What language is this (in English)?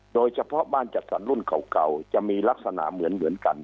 Thai